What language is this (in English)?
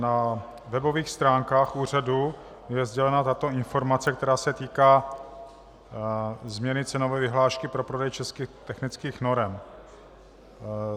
Czech